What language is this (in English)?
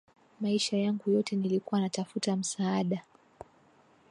Swahili